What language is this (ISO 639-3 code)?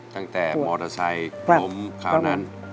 tha